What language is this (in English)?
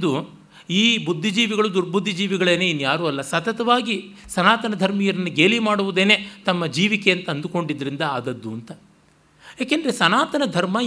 Kannada